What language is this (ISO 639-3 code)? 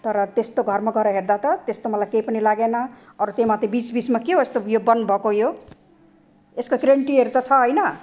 nep